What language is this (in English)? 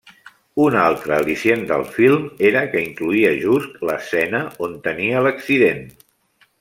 Catalan